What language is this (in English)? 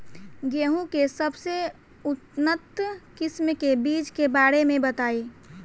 Bhojpuri